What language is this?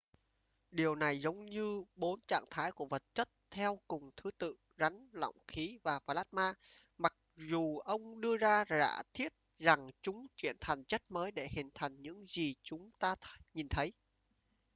Vietnamese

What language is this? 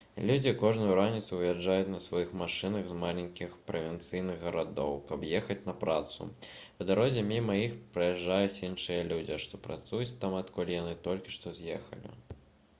Belarusian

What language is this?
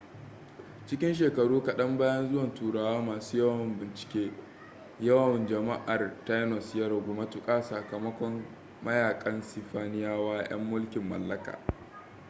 Hausa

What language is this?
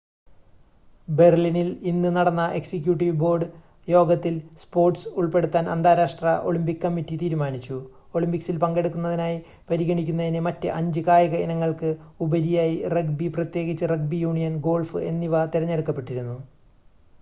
Malayalam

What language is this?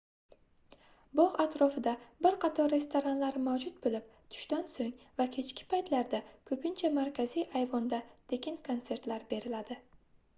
Uzbek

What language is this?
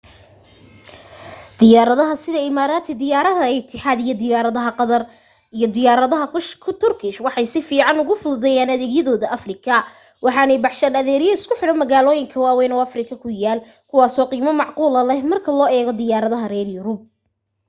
Somali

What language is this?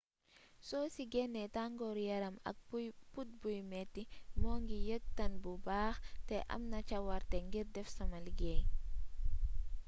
Wolof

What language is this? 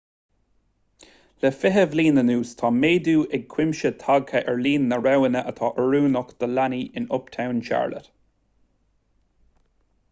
Irish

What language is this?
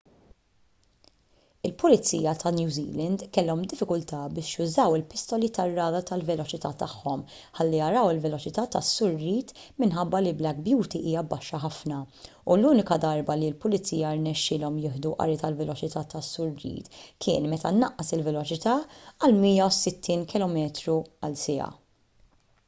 Maltese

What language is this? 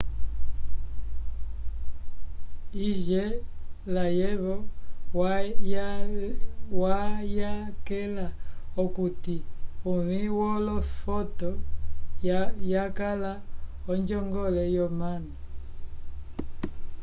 Umbundu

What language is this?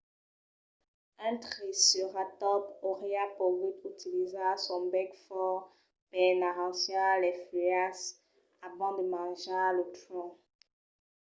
Occitan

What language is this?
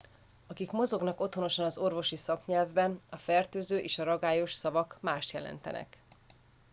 Hungarian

